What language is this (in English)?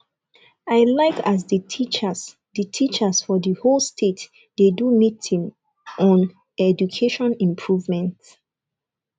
Nigerian Pidgin